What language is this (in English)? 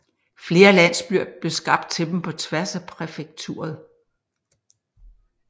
Danish